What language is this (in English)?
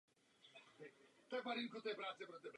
Czech